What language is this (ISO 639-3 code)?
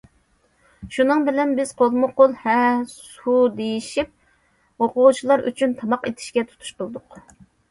uig